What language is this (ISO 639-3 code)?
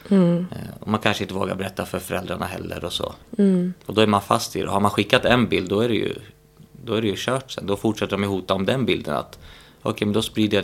swe